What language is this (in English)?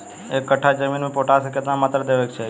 Bhojpuri